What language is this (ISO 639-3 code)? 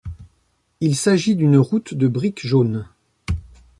fra